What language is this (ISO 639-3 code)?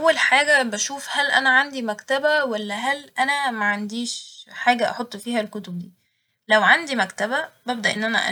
arz